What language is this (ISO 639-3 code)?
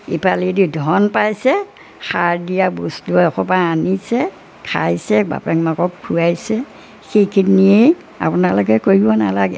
asm